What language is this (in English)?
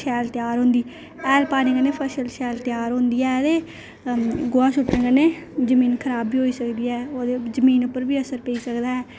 Dogri